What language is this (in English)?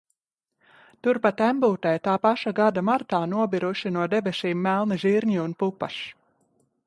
Latvian